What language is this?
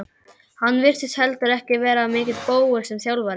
Icelandic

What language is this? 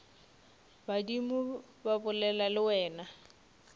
Northern Sotho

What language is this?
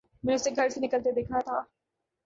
Urdu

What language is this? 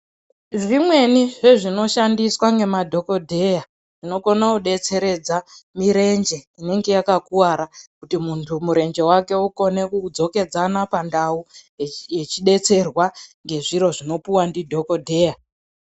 Ndau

